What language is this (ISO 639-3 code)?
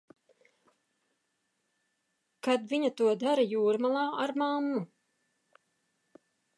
lav